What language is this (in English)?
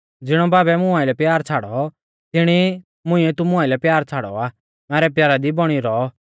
Mahasu Pahari